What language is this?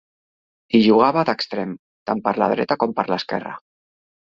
Catalan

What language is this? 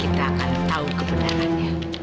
Indonesian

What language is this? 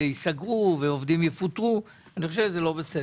Hebrew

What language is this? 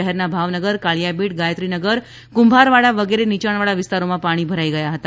Gujarati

